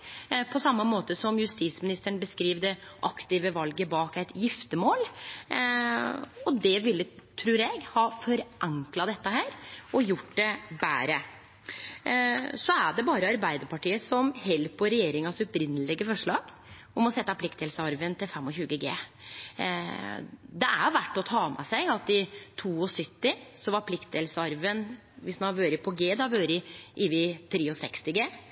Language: Norwegian Nynorsk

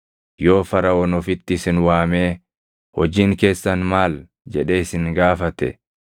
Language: Oromo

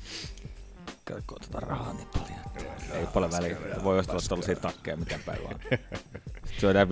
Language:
Finnish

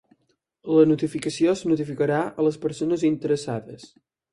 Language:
Catalan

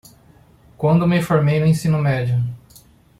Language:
Portuguese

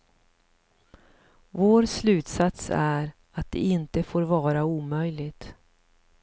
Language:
Swedish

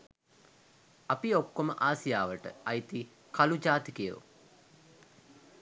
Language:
Sinhala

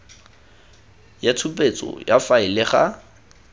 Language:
Tswana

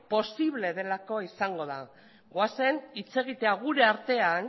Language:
Basque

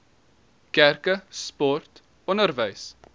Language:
Afrikaans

